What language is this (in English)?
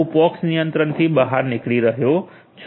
Gujarati